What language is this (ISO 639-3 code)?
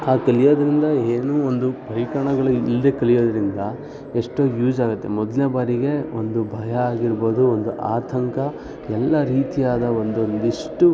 kan